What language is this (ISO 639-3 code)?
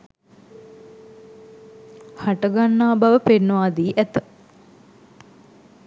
sin